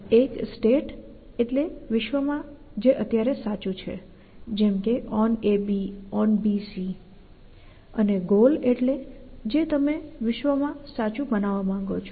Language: Gujarati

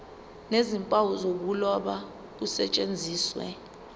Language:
Zulu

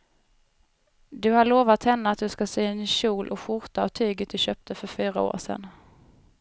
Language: Swedish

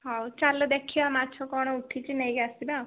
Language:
Odia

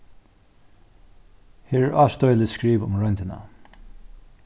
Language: Faroese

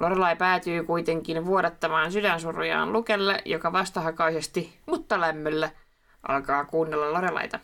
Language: Finnish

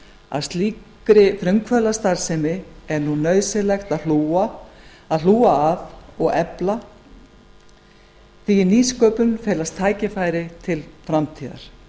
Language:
Icelandic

